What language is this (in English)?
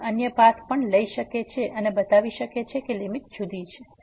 Gujarati